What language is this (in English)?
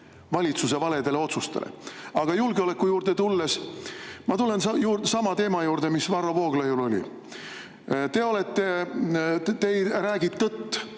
Estonian